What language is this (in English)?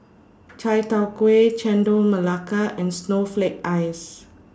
English